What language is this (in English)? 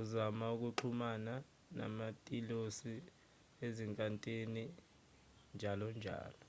Zulu